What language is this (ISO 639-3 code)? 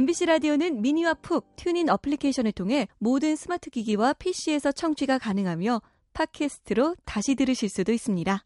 kor